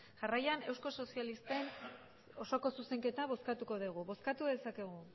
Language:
Basque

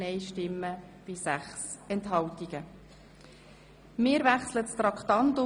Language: Swiss German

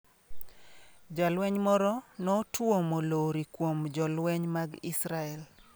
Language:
Luo (Kenya and Tanzania)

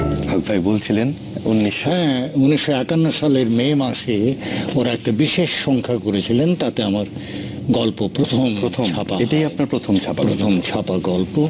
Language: Bangla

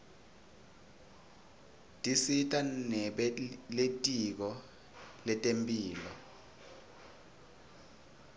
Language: Swati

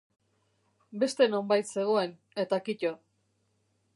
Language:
Basque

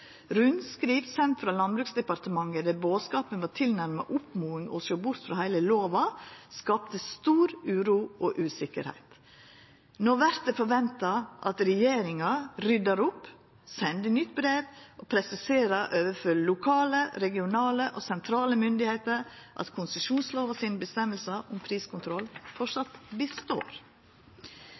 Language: Norwegian Nynorsk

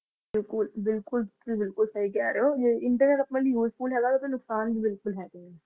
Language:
Punjabi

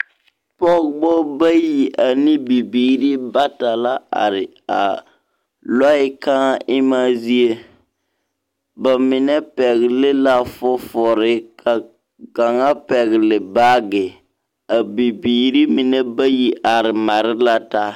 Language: Southern Dagaare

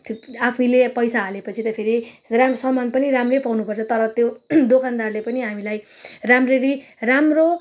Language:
Nepali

